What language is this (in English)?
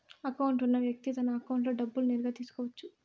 Telugu